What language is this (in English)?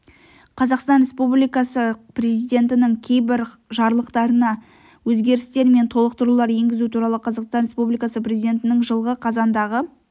Kazakh